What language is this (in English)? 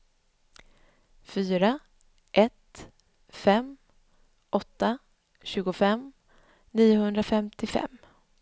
Swedish